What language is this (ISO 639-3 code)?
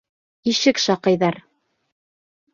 bak